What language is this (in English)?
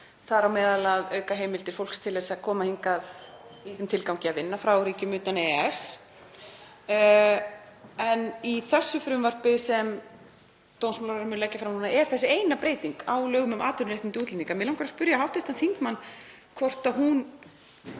Icelandic